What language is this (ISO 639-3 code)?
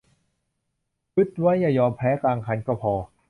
tha